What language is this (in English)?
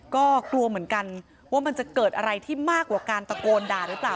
Thai